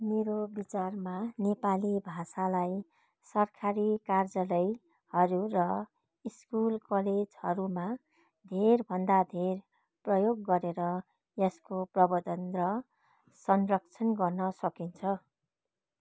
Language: Nepali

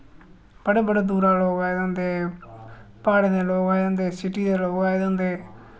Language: Dogri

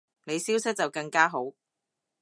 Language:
Cantonese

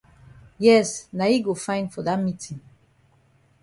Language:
Cameroon Pidgin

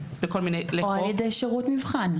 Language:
Hebrew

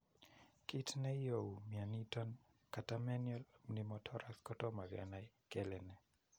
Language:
Kalenjin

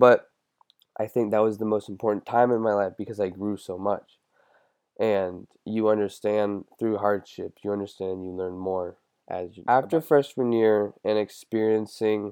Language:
English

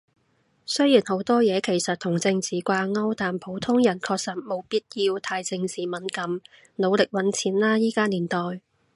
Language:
Cantonese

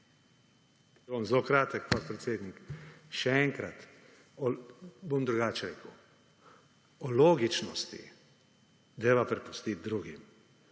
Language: Slovenian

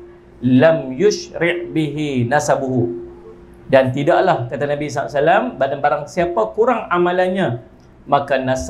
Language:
Malay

